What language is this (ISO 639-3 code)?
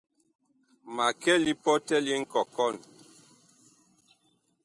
bkh